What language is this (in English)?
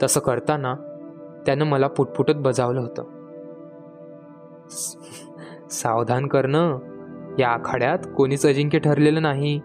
Marathi